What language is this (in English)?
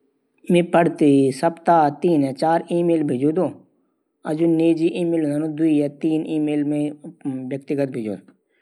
Garhwali